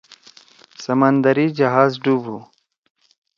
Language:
Torwali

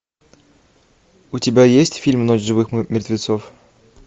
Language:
Russian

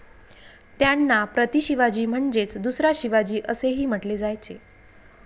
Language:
Marathi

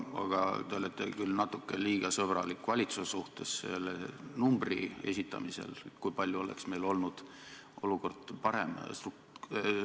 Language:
Estonian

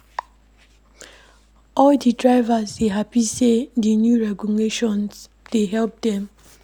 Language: Nigerian Pidgin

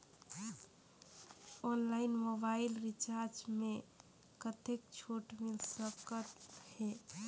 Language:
Chhattisgarhi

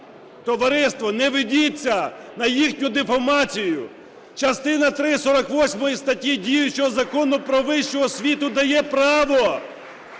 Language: Ukrainian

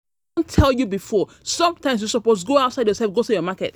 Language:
Nigerian Pidgin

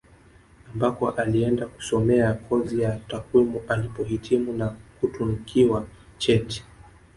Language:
Swahili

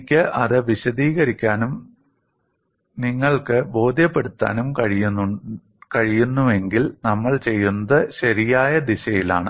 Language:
Malayalam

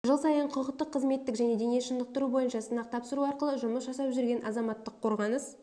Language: Kazakh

